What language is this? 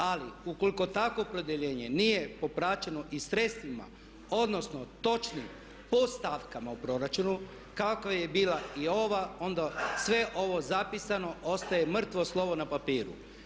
Croatian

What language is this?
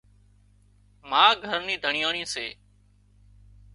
Wadiyara Koli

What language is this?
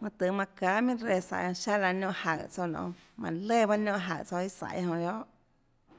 Tlacoatzintepec Chinantec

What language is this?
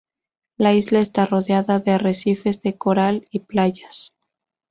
Spanish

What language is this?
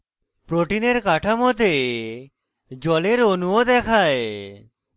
Bangla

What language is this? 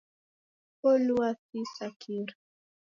Taita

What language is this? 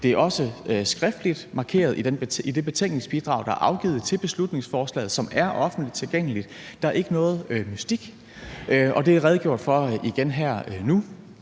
Danish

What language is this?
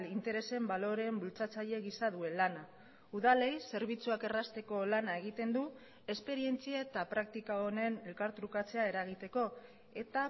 Basque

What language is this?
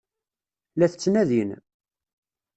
Kabyle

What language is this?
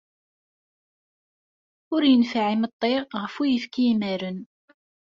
Kabyle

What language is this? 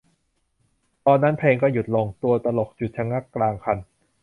Thai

